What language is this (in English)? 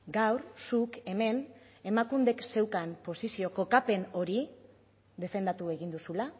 Basque